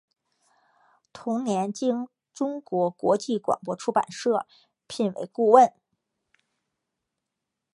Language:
Chinese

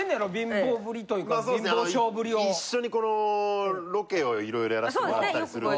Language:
Japanese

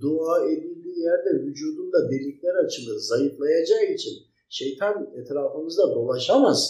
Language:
Turkish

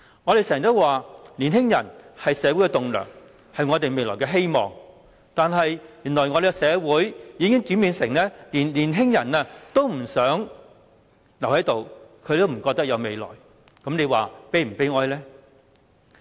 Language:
Cantonese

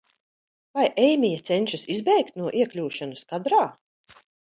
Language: Latvian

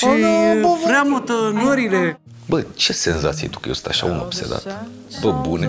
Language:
Romanian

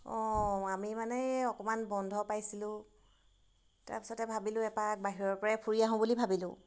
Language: Assamese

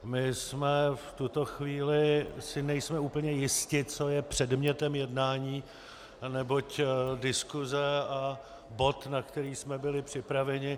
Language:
Czech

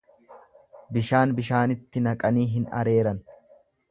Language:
Oromo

